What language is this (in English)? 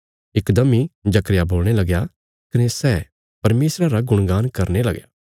Bilaspuri